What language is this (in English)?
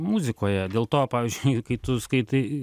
Lithuanian